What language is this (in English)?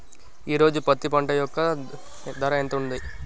Telugu